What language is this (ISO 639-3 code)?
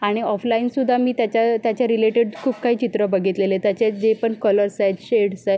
mar